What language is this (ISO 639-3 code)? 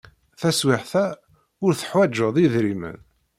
kab